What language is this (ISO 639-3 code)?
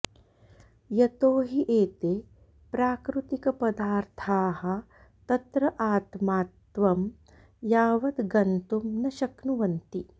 san